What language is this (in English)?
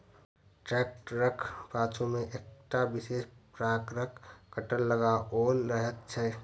Maithili